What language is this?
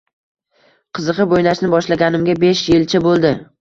Uzbek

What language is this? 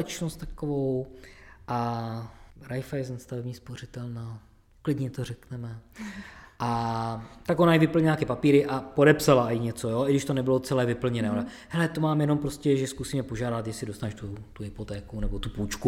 Czech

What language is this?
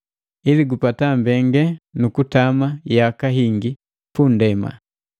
Matengo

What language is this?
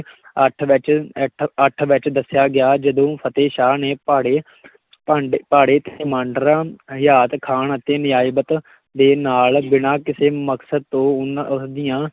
Punjabi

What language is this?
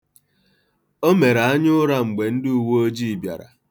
Igbo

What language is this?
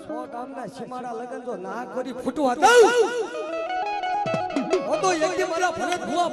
Gujarati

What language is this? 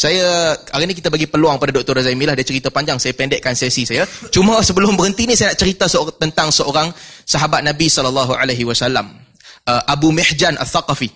Malay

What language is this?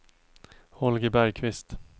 Swedish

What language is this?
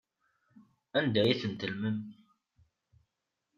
Kabyle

